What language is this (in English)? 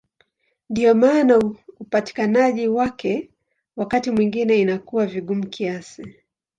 Swahili